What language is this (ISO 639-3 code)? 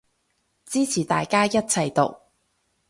yue